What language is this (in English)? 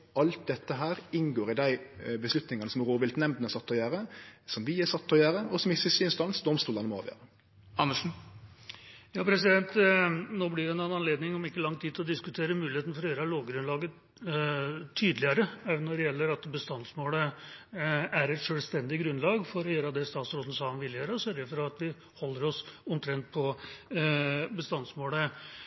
Norwegian